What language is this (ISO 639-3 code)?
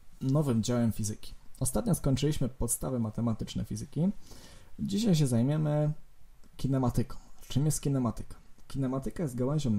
pol